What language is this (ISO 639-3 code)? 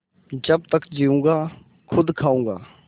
hin